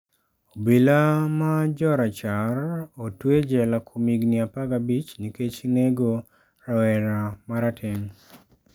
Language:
Luo (Kenya and Tanzania)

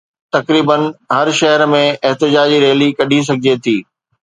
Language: Sindhi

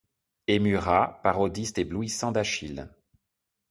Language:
French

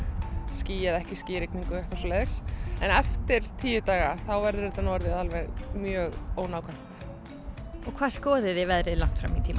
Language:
Icelandic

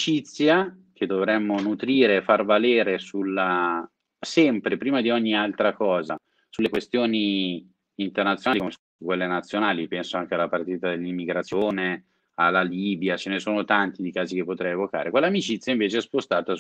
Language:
Italian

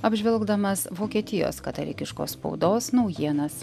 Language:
Lithuanian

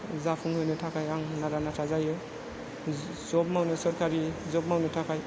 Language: Bodo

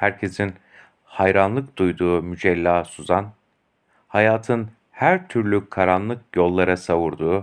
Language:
Turkish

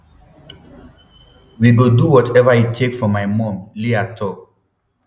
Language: Nigerian Pidgin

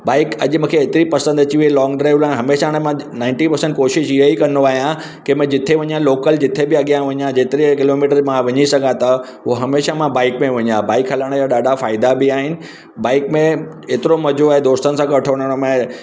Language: Sindhi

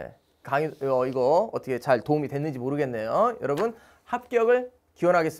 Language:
Korean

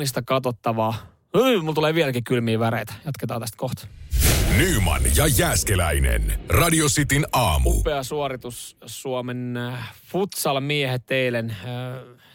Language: Finnish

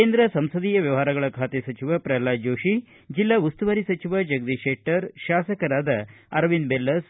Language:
Kannada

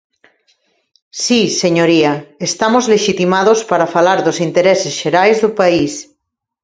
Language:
Galician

